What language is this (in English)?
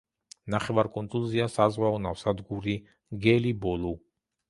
Georgian